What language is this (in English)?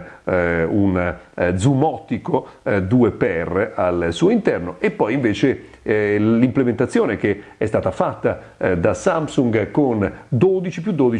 Italian